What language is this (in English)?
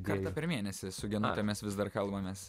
Lithuanian